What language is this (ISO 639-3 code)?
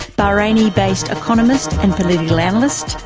eng